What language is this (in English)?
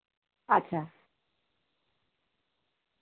Santali